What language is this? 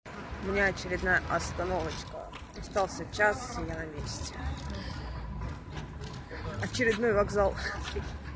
Russian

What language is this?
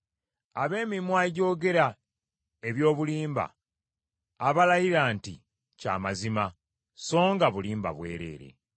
Ganda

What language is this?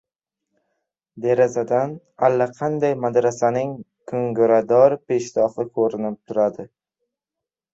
Uzbek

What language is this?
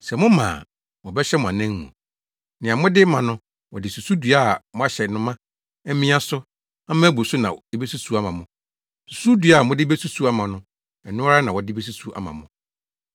Akan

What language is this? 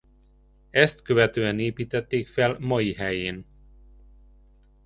Hungarian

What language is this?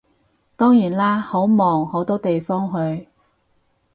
Cantonese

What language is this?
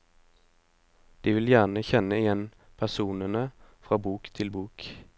Norwegian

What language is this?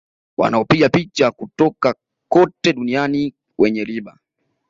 Swahili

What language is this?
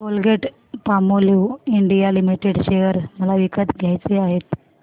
Marathi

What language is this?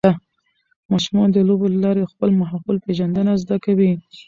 Pashto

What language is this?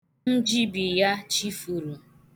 Igbo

